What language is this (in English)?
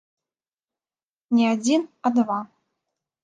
Belarusian